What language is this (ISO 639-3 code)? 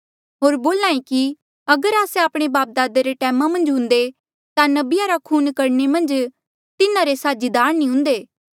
mjl